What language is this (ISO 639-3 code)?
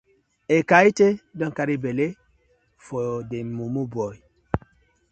pcm